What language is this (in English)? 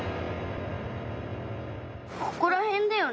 Japanese